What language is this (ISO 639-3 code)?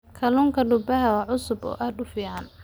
som